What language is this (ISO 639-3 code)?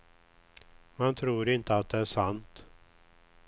swe